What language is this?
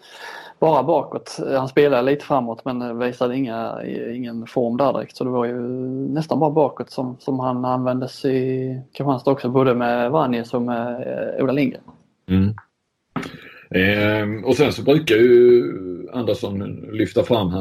Swedish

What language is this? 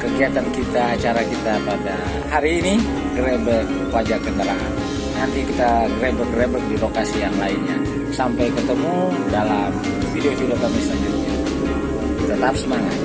Indonesian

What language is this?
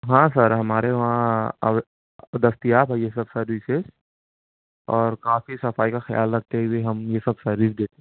Urdu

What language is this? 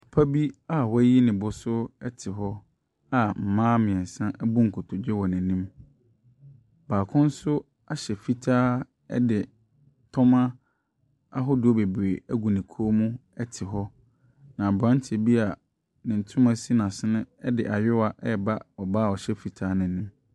Akan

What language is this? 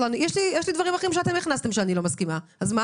Hebrew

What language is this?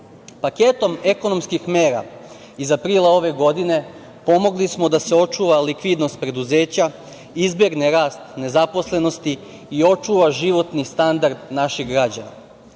Serbian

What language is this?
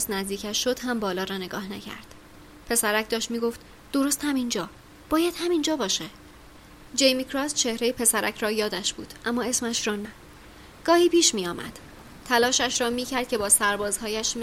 Persian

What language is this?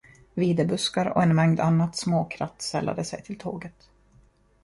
Swedish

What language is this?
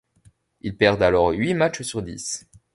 French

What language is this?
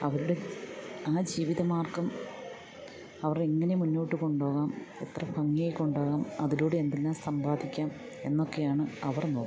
Malayalam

